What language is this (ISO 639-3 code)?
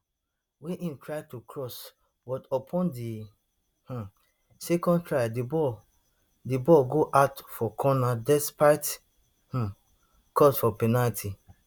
pcm